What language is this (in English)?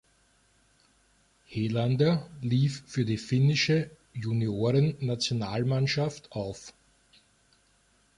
German